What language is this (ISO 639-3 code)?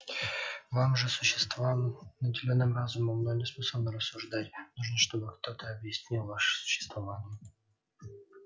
rus